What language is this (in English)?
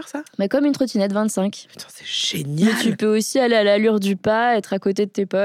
French